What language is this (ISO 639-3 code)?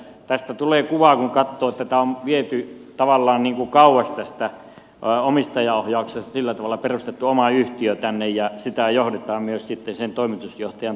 fin